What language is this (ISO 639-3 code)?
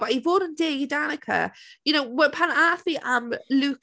cym